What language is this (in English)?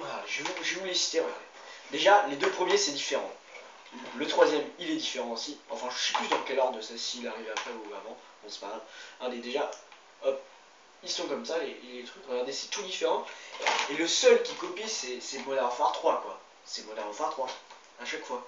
French